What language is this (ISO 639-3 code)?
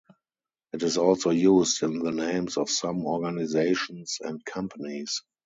eng